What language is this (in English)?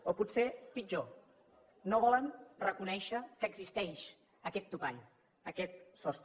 Catalan